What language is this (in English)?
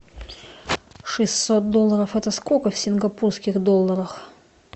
Russian